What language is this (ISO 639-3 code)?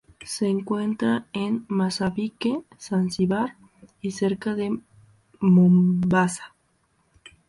spa